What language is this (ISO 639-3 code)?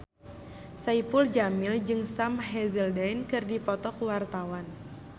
sun